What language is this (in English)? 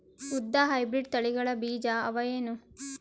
Kannada